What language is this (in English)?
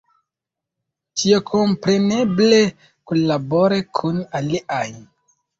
Esperanto